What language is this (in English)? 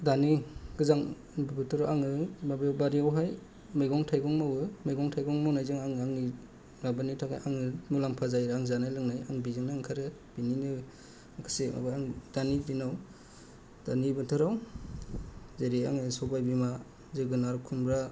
Bodo